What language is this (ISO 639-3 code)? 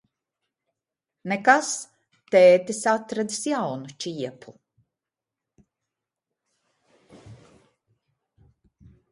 lav